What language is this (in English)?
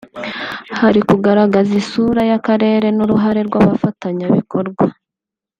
Kinyarwanda